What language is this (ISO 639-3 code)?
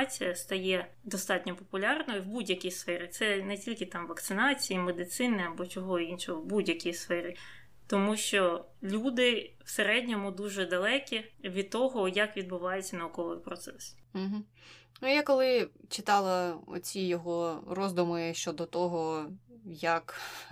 ukr